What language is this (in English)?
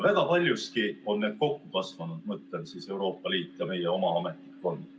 Estonian